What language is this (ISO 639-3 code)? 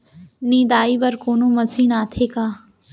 hne